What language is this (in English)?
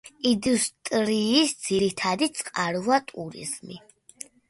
Georgian